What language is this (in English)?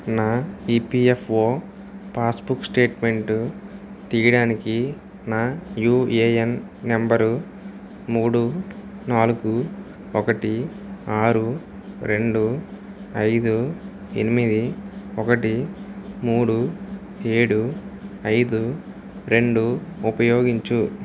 Telugu